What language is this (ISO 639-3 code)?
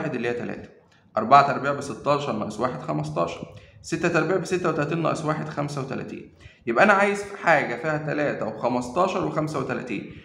ara